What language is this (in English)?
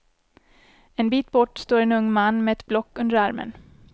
Swedish